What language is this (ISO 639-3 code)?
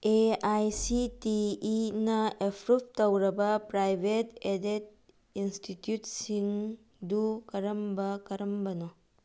mni